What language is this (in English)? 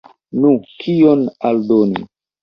Esperanto